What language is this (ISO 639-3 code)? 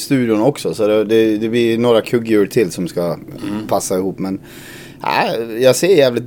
swe